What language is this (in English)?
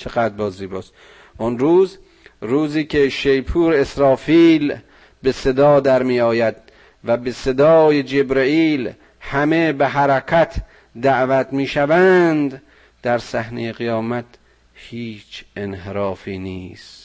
Persian